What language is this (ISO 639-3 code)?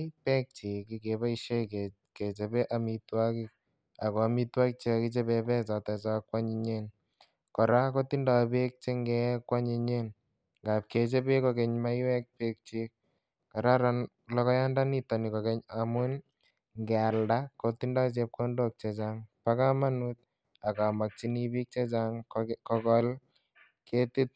kln